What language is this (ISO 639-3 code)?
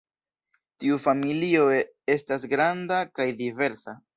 epo